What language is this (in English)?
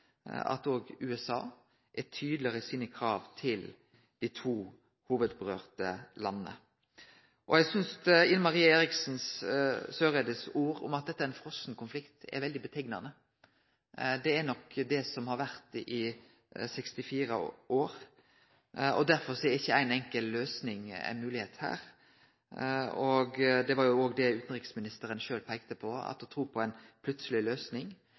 Norwegian Nynorsk